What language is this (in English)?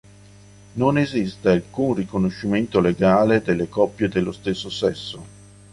Italian